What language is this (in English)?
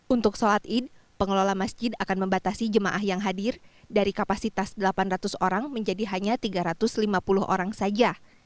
Indonesian